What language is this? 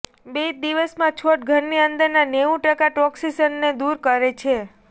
Gujarati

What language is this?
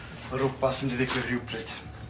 Welsh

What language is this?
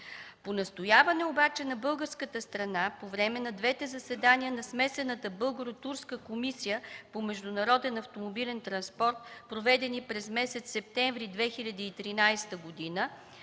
Bulgarian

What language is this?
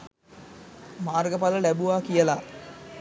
Sinhala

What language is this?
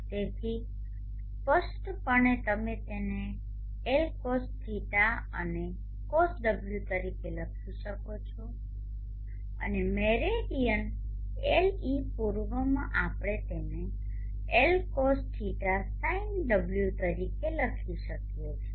Gujarati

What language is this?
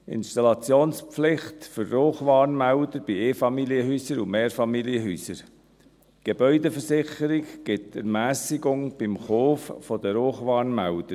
Swiss German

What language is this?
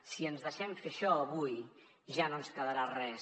Catalan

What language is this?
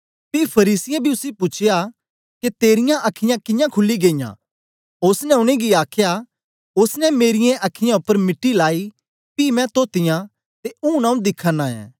Dogri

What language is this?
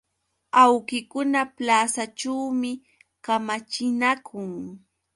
Yauyos Quechua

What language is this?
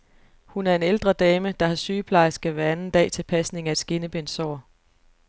Danish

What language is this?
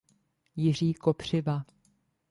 Czech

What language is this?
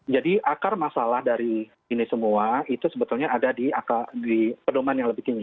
Indonesian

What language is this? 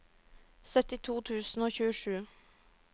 Norwegian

